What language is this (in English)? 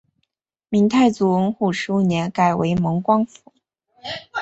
Chinese